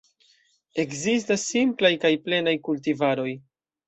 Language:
Esperanto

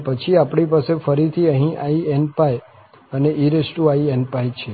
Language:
Gujarati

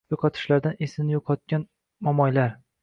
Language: Uzbek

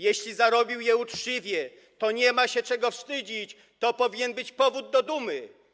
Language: Polish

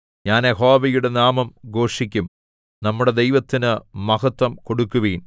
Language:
Malayalam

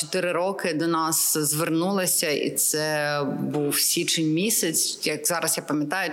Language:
Ukrainian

